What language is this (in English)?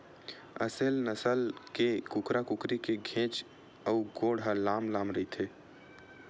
Chhattisgarhi